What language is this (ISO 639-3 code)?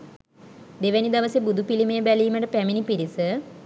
sin